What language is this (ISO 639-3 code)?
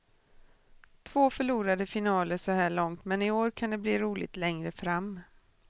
swe